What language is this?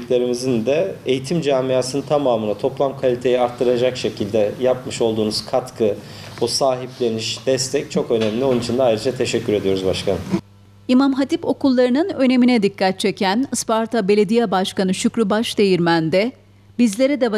Turkish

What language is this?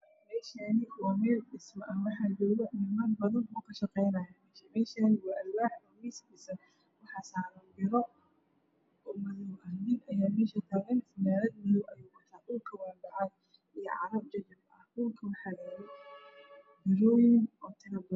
Somali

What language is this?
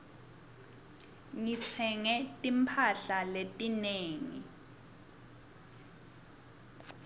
Swati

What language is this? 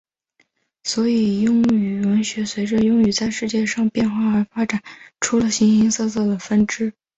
Chinese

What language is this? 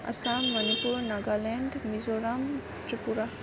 Assamese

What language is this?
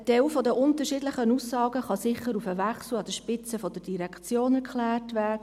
Swiss German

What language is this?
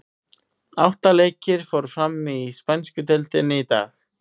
Icelandic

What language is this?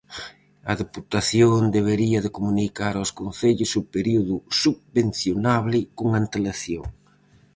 Galician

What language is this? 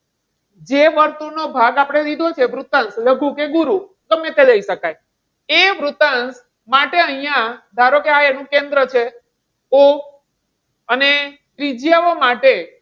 Gujarati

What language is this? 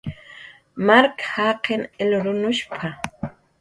Jaqaru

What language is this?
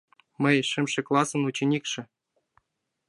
Mari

